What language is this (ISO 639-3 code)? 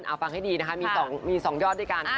tha